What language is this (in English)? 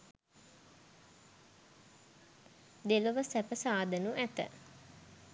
Sinhala